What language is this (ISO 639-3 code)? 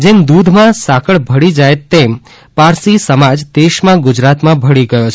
guj